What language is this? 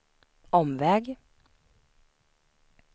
Swedish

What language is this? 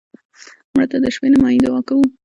Pashto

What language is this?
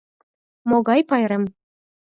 Mari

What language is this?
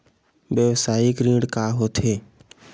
Chhattisgarhi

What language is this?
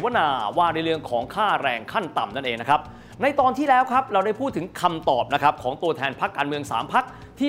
Thai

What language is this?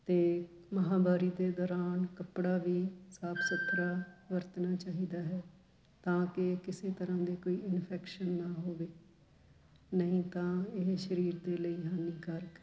Punjabi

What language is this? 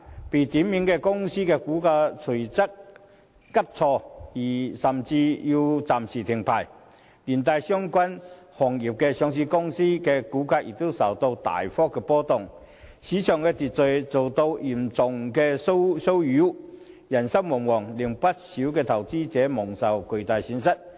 Cantonese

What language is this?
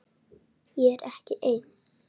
Icelandic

